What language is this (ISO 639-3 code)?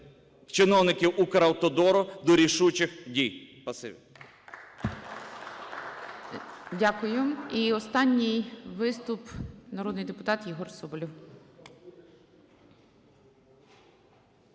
ukr